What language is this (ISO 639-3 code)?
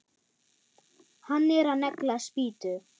isl